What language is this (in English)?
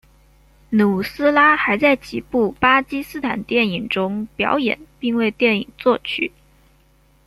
Chinese